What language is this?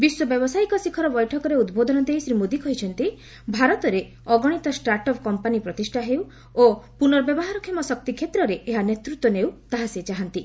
Odia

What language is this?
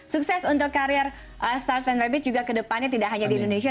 Indonesian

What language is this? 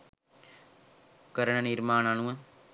Sinhala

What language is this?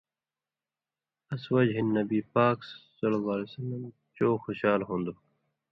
Indus Kohistani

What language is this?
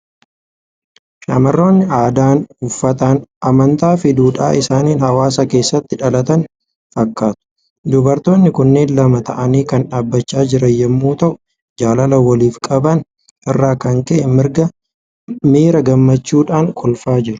Oromo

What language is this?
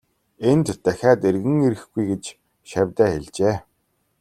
Mongolian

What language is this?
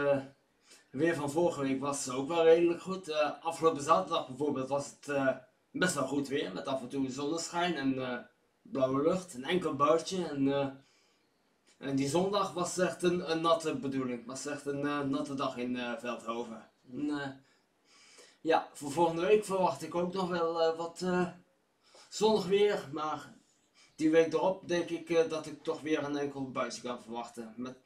Dutch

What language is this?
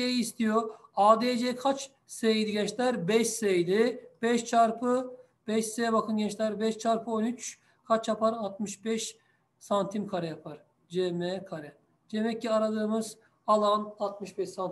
Turkish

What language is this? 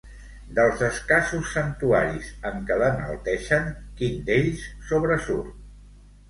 Catalan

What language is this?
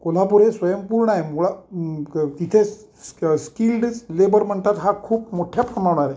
Marathi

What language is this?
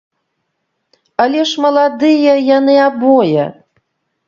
Belarusian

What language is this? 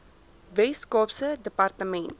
Afrikaans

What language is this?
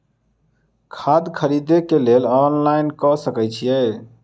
Maithili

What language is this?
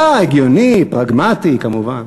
Hebrew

